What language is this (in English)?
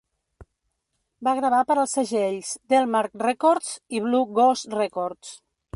Catalan